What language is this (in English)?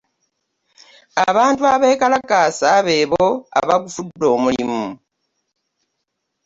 Ganda